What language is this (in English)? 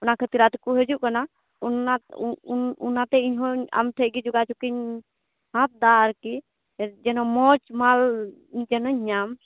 Santali